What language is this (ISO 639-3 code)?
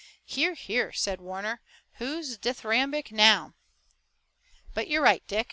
eng